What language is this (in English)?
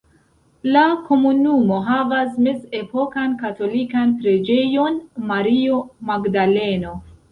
Esperanto